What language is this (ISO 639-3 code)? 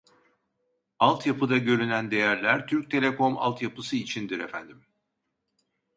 tur